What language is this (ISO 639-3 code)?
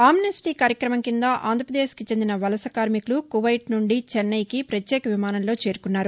tel